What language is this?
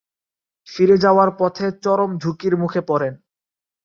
Bangla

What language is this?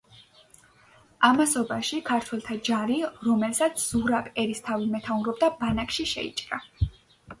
Georgian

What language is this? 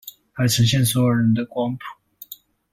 Chinese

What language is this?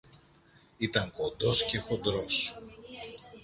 Greek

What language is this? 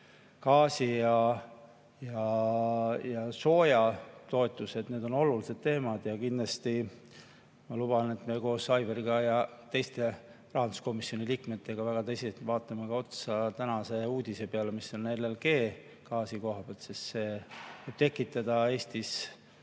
Estonian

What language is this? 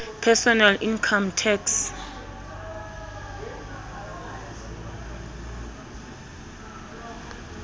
Southern Sotho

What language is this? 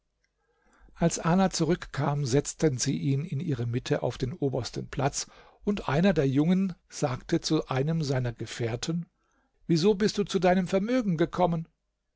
German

